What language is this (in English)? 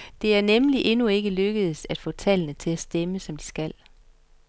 Danish